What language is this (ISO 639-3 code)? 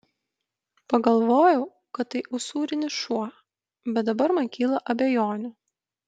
lit